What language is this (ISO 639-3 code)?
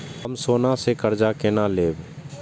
mai